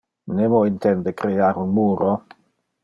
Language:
Interlingua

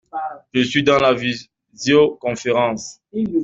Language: French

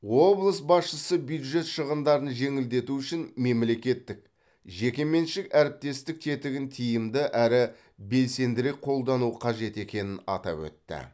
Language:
Kazakh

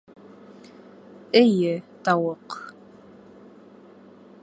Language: Bashkir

